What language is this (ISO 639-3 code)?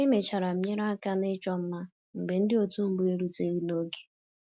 ibo